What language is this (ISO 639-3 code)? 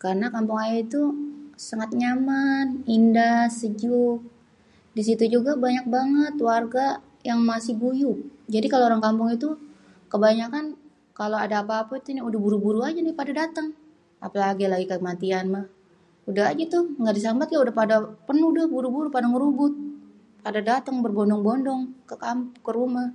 bew